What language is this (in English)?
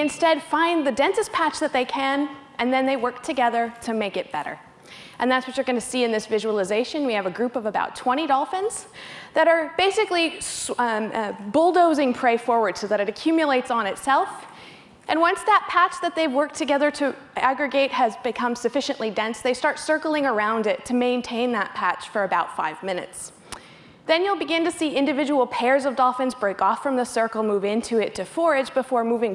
English